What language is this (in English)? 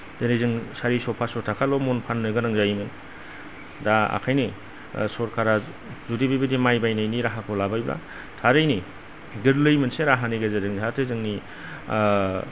Bodo